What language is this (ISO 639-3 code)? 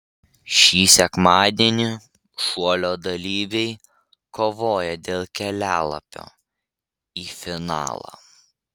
lit